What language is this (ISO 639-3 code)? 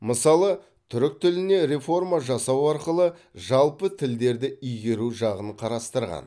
kaz